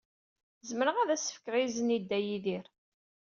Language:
Kabyle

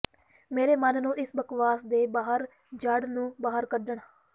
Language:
Punjabi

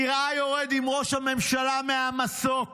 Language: Hebrew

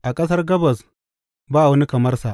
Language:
Hausa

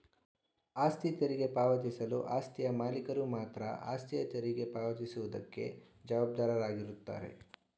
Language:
Kannada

